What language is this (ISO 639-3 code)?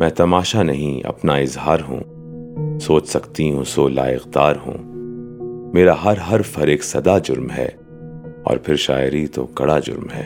urd